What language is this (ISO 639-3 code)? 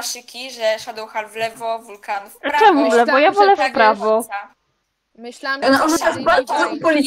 pol